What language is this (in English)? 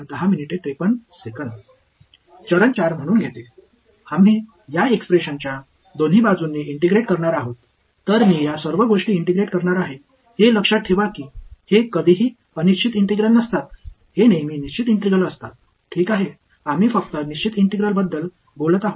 Tamil